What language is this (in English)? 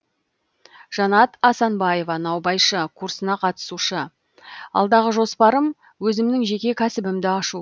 Kazakh